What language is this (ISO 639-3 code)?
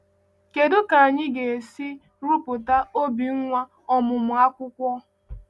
ibo